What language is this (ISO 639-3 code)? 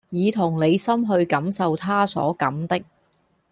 yue